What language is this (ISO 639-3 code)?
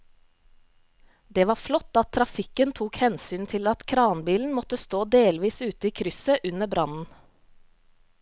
nor